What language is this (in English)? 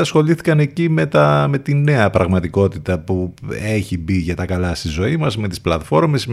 Greek